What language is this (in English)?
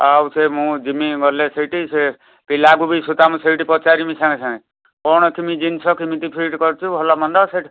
Odia